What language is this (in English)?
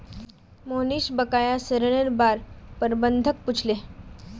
Magahi